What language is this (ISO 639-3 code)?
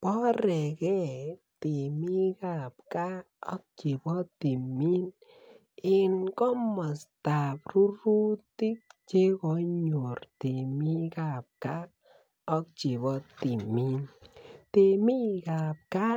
kln